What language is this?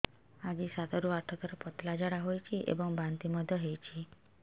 Odia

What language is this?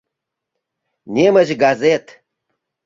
Mari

